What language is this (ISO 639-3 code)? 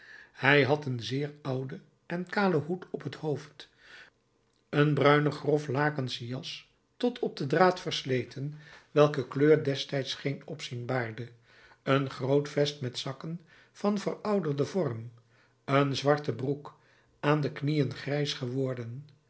nld